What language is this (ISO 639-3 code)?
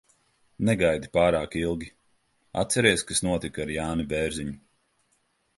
lav